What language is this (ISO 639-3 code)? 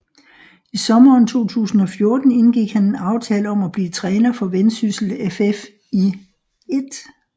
dan